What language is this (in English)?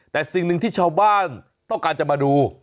Thai